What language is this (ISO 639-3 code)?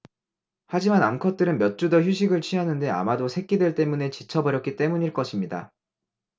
kor